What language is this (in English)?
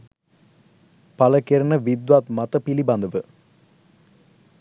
Sinhala